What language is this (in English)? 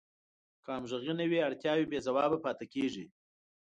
Pashto